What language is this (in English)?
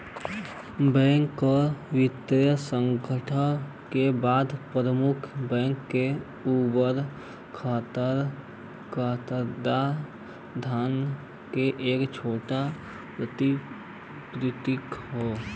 Bhojpuri